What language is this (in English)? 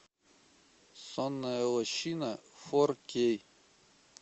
Russian